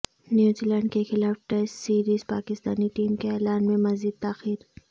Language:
Urdu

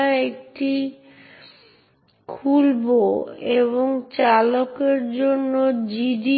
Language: Bangla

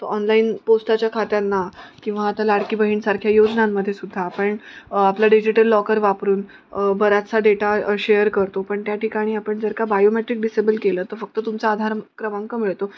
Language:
Marathi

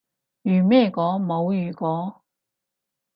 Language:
Cantonese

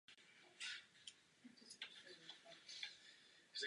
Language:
Czech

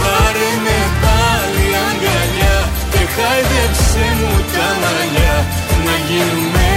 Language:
Greek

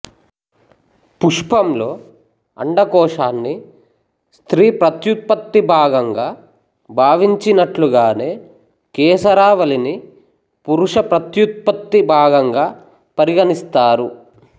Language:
Telugu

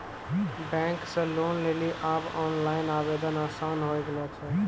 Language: Maithili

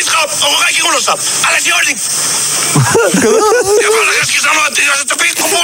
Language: Finnish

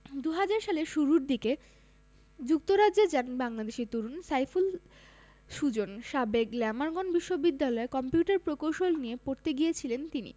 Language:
Bangla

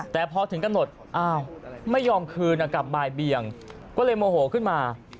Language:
Thai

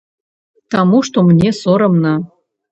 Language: Belarusian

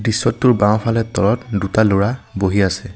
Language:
Assamese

